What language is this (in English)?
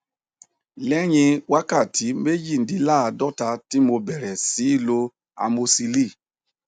Yoruba